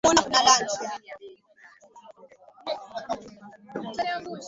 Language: Swahili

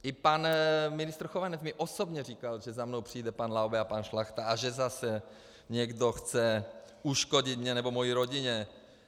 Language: Czech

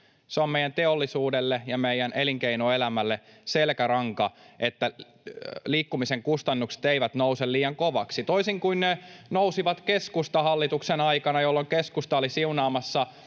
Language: Finnish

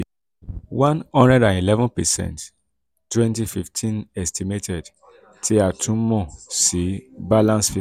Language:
Yoruba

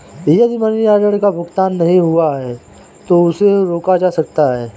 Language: Hindi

